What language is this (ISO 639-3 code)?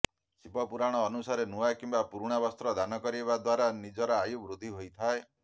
ori